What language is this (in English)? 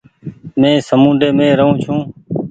Goaria